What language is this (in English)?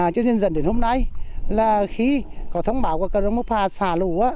Vietnamese